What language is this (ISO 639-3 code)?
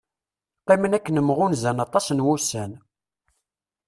kab